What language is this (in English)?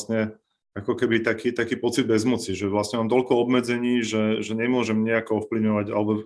Slovak